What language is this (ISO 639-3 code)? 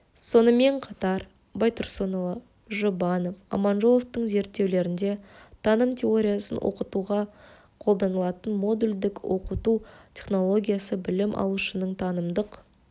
kaz